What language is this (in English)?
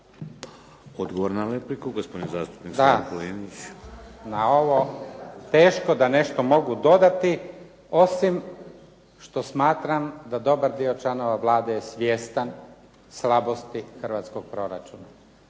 Croatian